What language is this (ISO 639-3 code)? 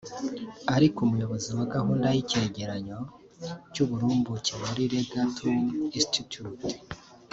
kin